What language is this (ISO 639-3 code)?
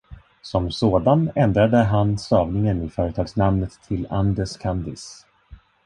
swe